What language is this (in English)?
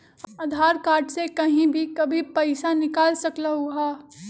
Magahi